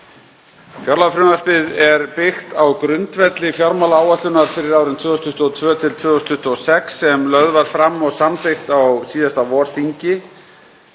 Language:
Icelandic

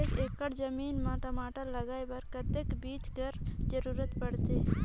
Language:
Chhattisgarhi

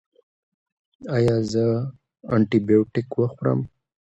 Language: Pashto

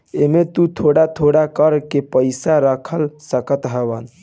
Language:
Bhojpuri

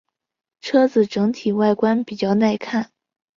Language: Chinese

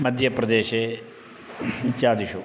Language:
Sanskrit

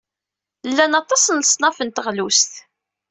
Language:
Kabyle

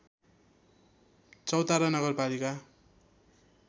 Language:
Nepali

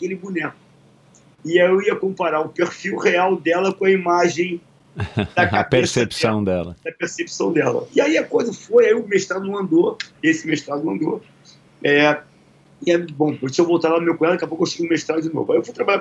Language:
Portuguese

